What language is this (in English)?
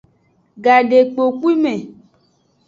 Aja (Benin)